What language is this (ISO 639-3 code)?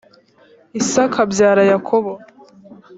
kin